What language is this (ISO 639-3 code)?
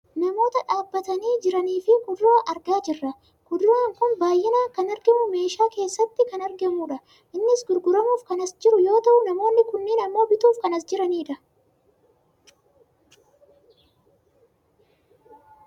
orm